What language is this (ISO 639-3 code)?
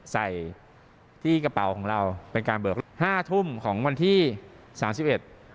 tha